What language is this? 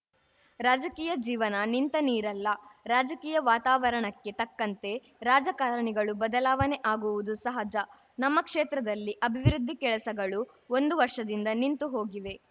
Kannada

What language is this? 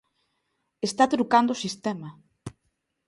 Galician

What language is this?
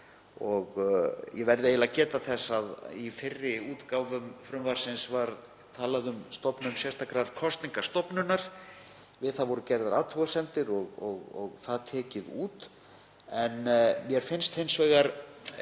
Icelandic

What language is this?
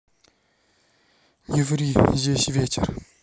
Russian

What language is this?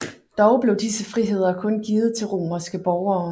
Danish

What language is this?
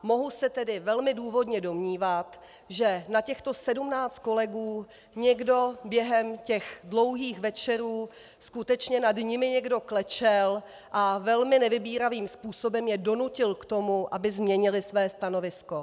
Czech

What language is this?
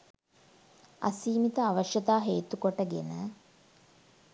Sinhala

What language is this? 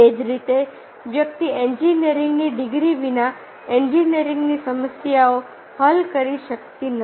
Gujarati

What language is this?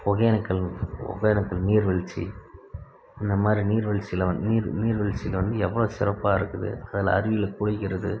Tamil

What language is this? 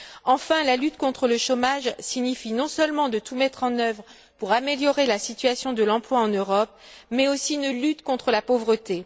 French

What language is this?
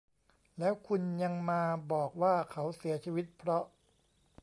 Thai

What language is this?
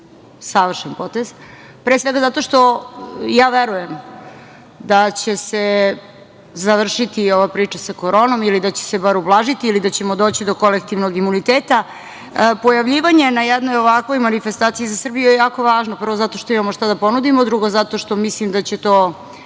Serbian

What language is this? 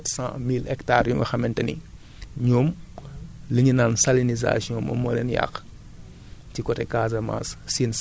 Wolof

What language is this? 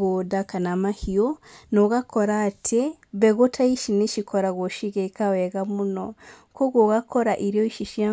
Kikuyu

